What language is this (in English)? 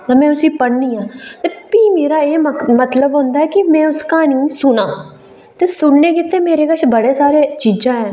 Dogri